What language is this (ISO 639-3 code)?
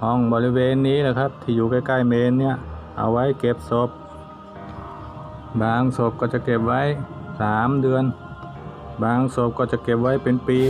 tha